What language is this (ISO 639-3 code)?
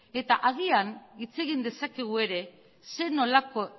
eus